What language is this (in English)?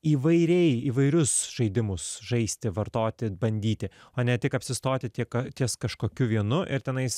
Lithuanian